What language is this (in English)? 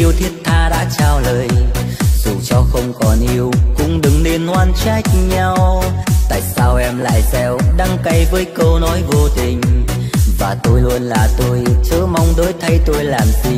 Vietnamese